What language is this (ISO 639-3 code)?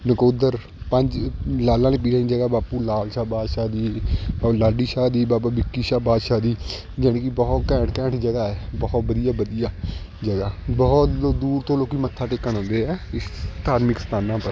pan